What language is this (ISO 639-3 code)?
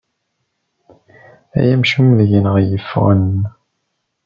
kab